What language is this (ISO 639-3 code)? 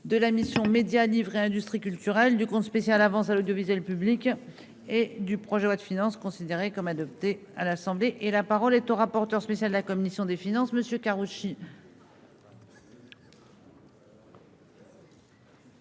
fra